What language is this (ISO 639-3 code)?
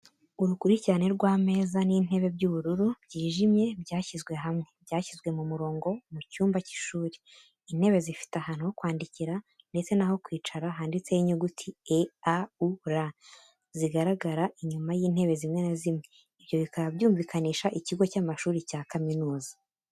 kin